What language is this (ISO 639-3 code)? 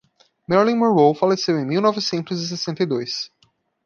por